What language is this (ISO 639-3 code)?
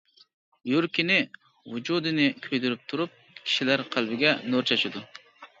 uig